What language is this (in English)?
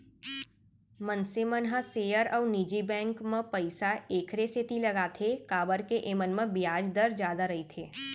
Chhattisgarhi